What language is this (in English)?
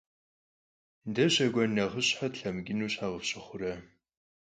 Kabardian